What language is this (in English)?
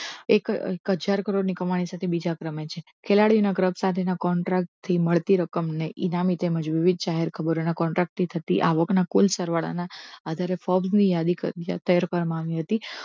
Gujarati